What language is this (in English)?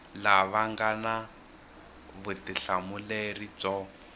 Tsonga